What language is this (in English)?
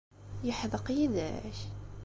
Kabyle